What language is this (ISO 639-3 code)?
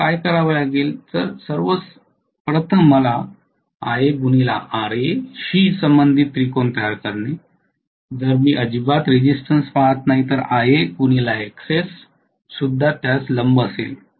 mar